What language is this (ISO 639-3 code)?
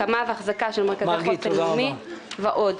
heb